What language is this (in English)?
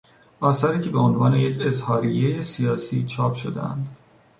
Persian